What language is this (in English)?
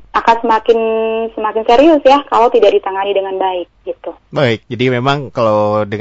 Indonesian